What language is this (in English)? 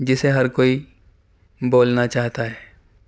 Urdu